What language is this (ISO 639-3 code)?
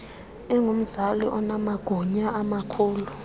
xho